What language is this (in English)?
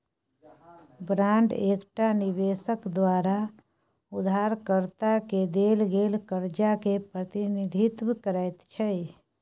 Maithili